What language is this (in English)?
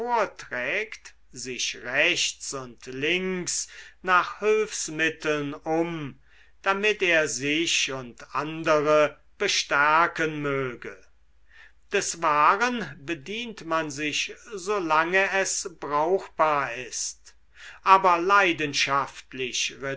German